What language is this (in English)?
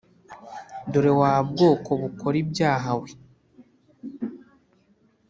Kinyarwanda